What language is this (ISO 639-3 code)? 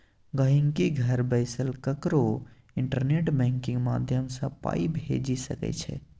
mai